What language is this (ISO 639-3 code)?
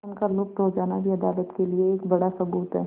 hin